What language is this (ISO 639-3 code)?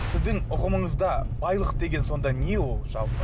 kaz